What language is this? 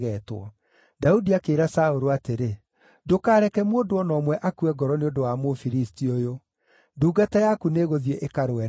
Kikuyu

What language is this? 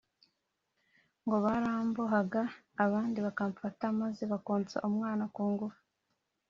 Kinyarwanda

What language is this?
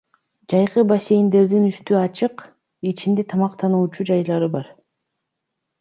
Kyrgyz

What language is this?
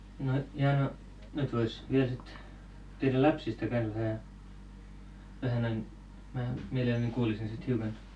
Finnish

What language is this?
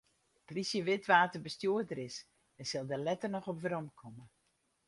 Western Frisian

